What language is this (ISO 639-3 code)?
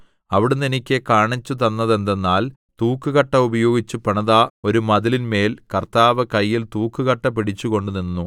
mal